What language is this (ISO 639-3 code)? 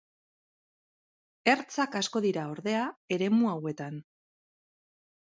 eus